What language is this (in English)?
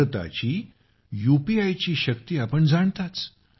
Marathi